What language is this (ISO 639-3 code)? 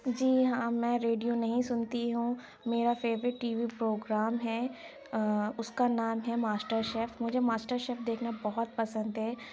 urd